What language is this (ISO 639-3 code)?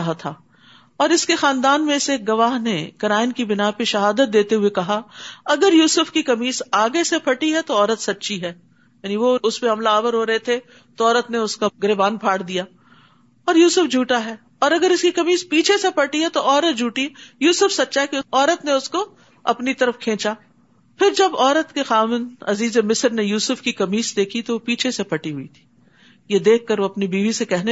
urd